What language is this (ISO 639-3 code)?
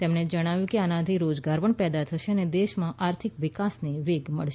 guj